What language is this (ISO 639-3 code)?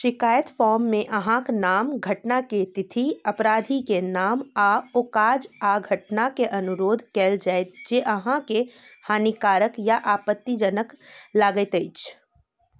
mai